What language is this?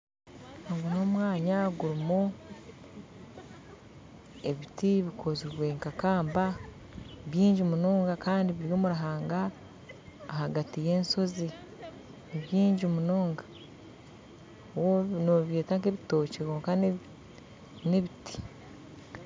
Nyankole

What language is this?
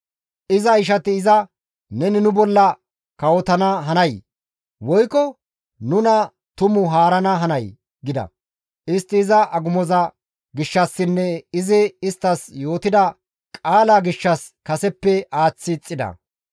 Gamo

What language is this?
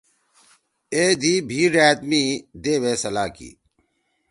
Torwali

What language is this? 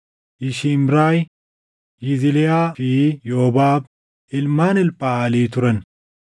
Oromo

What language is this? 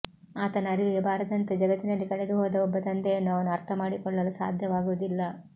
Kannada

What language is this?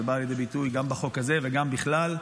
Hebrew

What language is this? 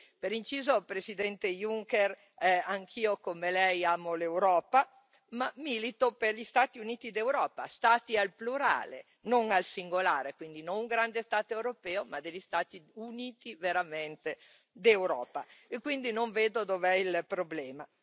Italian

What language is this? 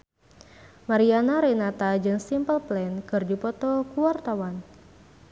Sundanese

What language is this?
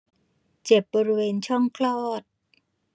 Thai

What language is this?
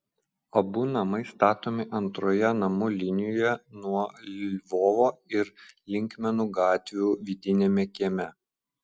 Lithuanian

